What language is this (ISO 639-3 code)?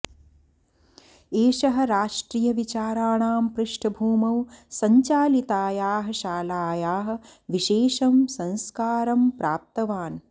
san